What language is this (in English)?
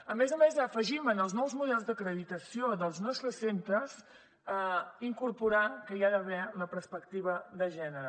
Catalan